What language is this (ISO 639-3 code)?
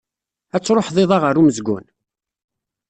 kab